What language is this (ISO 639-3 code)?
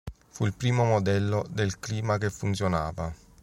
ita